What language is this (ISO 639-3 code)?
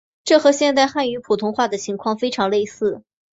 zho